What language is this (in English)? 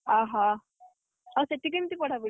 Odia